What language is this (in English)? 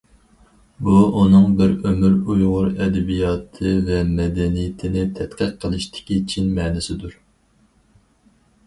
Uyghur